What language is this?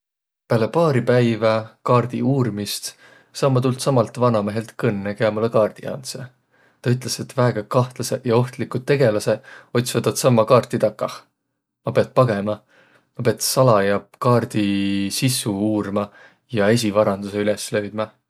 Võro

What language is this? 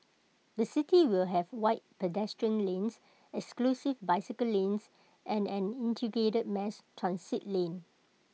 English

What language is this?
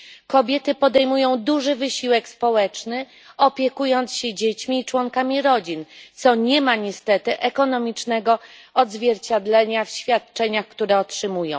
Polish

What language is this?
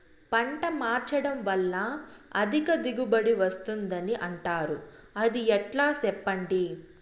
Telugu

